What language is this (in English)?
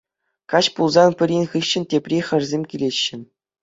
Chuvash